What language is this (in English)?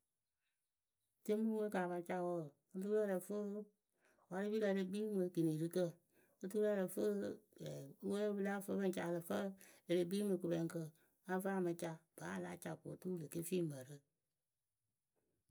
Akebu